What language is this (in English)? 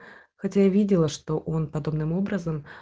Russian